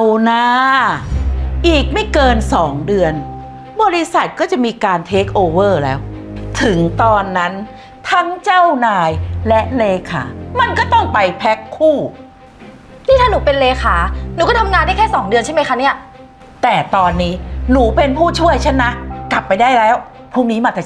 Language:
Thai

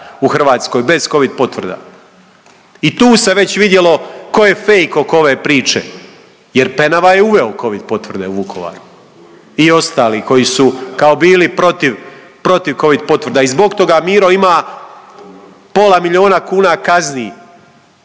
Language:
Croatian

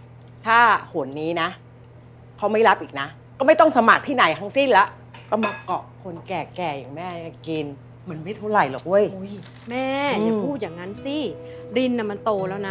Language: Thai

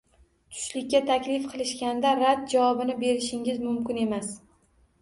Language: Uzbek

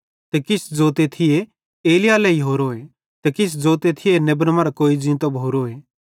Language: Bhadrawahi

